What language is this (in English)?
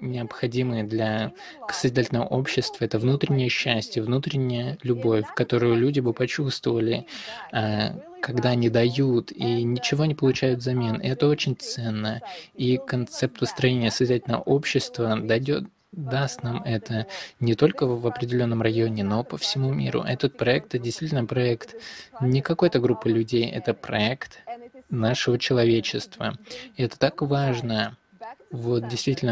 Russian